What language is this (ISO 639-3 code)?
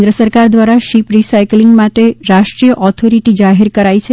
guj